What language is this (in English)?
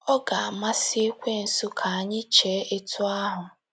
Igbo